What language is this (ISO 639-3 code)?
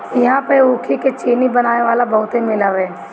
bho